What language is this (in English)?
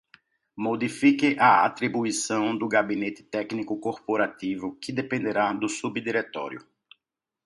Portuguese